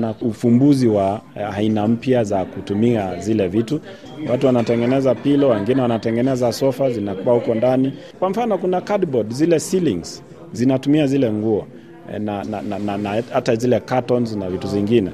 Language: Swahili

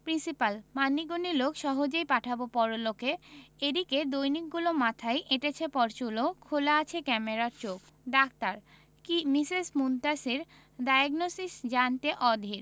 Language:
Bangla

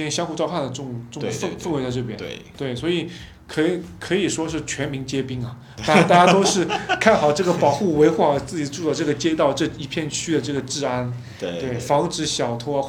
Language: Chinese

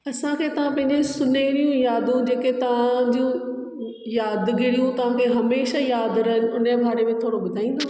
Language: Sindhi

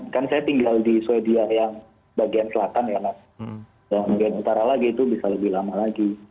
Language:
Indonesian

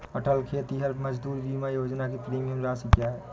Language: Hindi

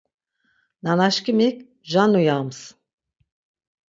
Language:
Laz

